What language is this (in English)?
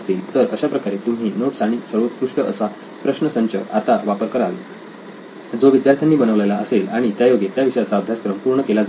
Marathi